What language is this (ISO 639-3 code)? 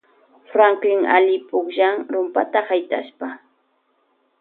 qvj